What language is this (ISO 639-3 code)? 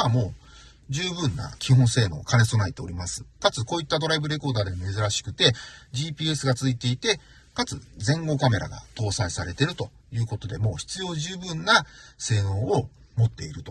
jpn